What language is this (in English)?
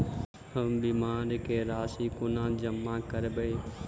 Maithili